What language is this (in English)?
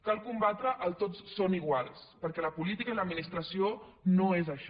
Catalan